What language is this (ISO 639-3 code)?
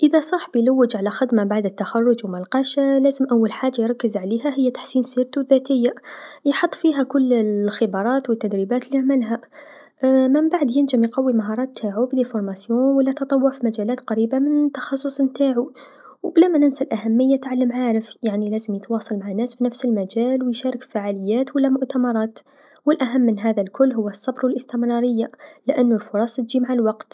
aeb